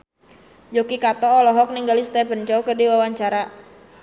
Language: Sundanese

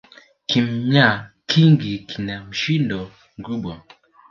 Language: Swahili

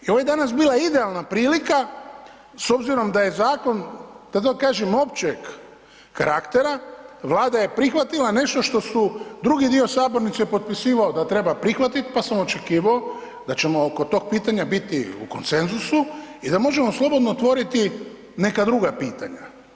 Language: Croatian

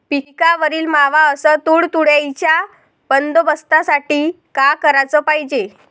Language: Marathi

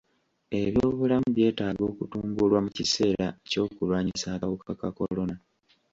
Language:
Ganda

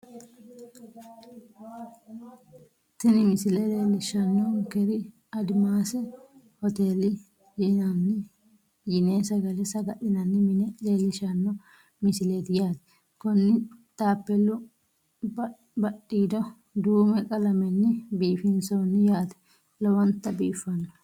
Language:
Sidamo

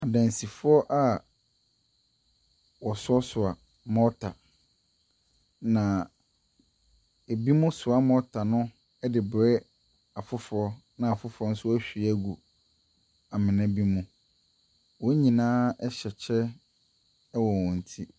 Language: Akan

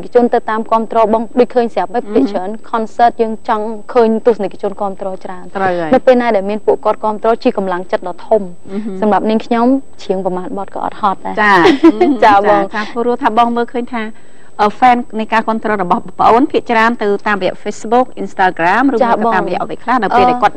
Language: Thai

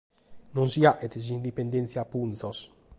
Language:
Sardinian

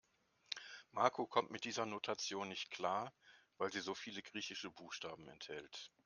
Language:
German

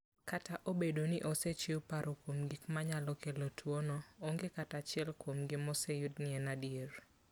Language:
Luo (Kenya and Tanzania)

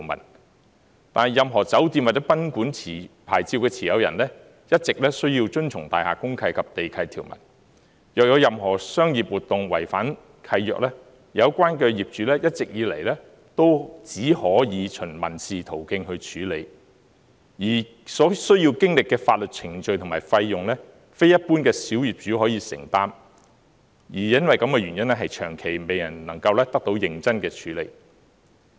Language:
Cantonese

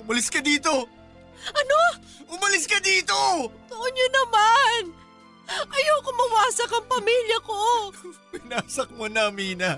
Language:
Filipino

